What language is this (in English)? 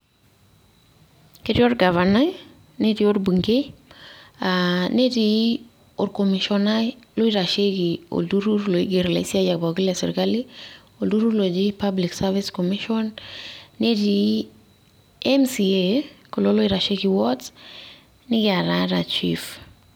Masai